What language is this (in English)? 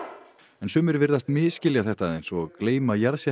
Icelandic